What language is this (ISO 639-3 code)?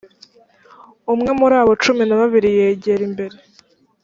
kin